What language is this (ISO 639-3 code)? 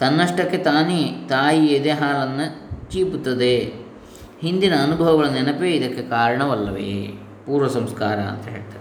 kan